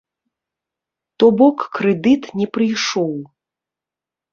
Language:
Belarusian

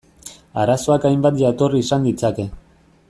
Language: Basque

